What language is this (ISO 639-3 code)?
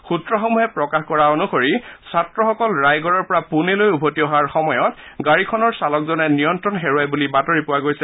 asm